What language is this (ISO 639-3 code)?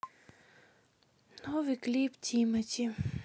rus